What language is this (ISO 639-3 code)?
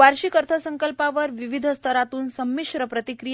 mar